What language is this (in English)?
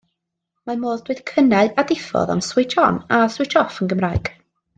Welsh